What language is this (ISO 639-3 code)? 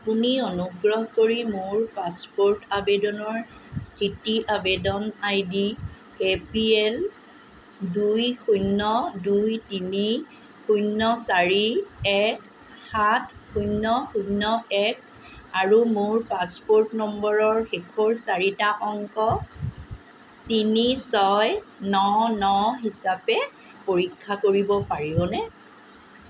asm